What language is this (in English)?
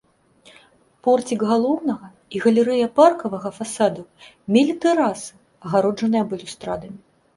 Belarusian